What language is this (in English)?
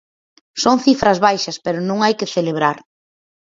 Galician